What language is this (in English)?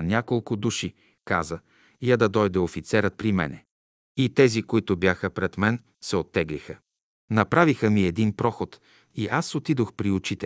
Bulgarian